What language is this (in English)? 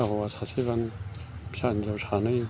Bodo